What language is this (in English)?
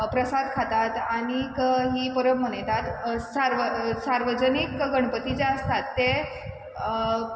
Konkani